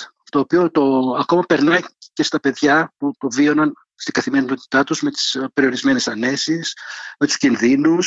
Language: Greek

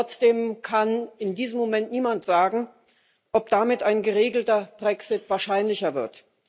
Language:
German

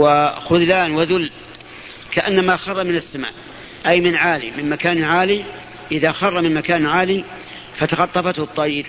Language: Arabic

